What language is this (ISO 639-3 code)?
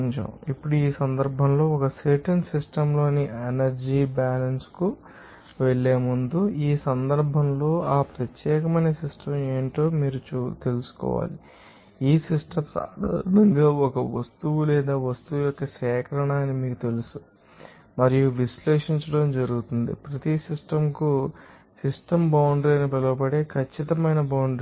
tel